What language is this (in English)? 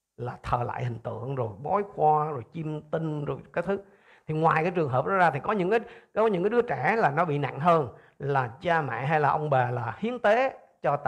Vietnamese